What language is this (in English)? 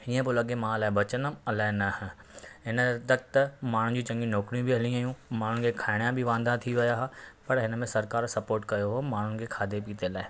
Sindhi